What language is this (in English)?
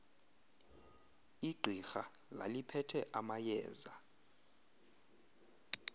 Xhosa